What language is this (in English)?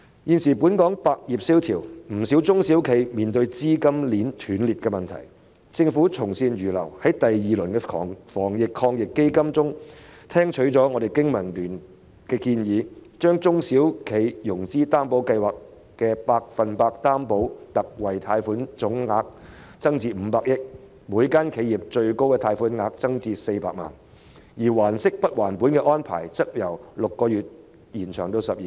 Cantonese